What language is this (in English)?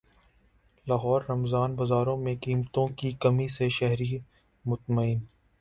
Urdu